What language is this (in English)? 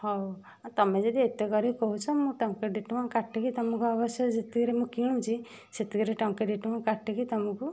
Odia